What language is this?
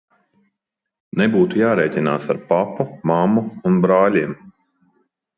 Latvian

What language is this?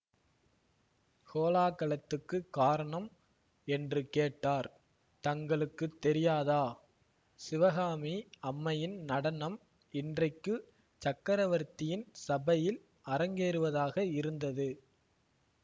Tamil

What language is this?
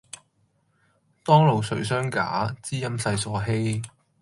Cantonese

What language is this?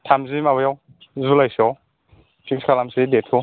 Bodo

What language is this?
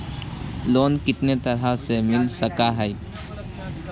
Magahi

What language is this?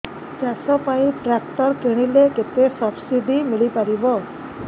Odia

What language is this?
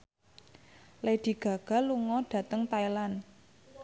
Javanese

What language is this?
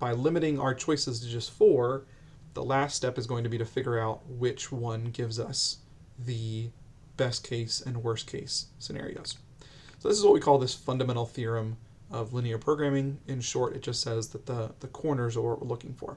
English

